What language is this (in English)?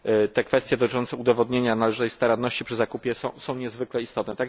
Polish